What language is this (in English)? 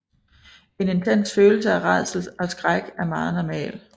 Danish